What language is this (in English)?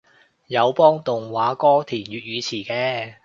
Cantonese